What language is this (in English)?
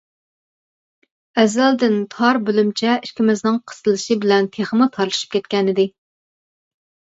Uyghur